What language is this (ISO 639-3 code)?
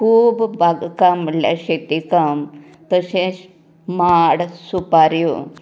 kok